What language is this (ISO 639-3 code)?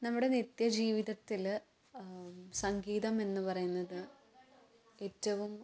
mal